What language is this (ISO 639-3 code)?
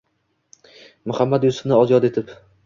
uzb